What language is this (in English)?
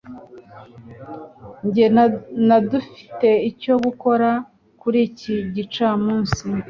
Kinyarwanda